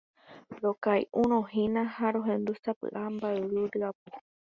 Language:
Guarani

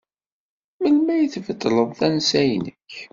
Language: Kabyle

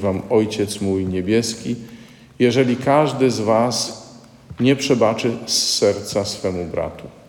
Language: Polish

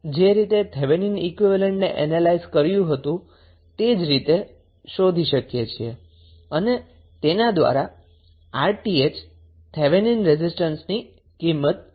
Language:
Gujarati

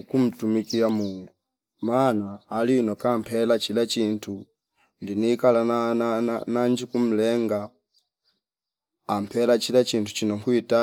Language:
Fipa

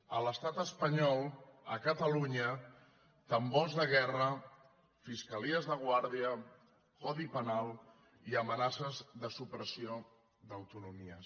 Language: Catalan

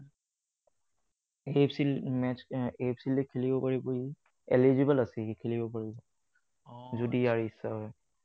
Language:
Assamese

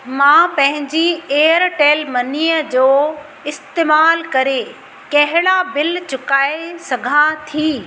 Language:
Sindhi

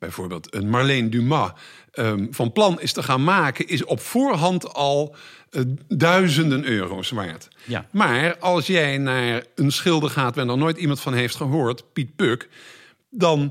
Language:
Dutch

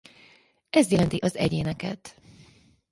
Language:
Hungarian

